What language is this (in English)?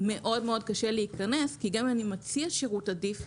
Hebrew